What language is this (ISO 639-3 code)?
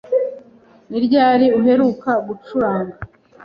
kin